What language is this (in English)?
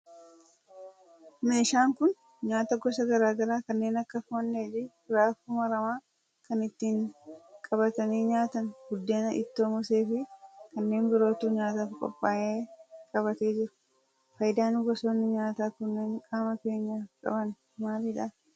Oromo